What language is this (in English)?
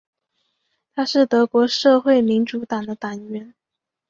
Chinese